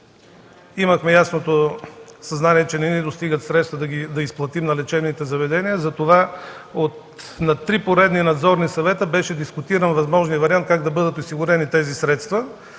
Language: Bulgarian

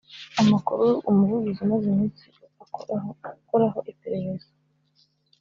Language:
Kinyarwanda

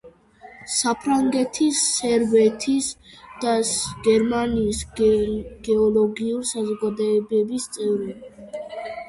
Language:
Georgian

